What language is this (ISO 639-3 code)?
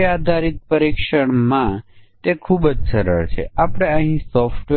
guj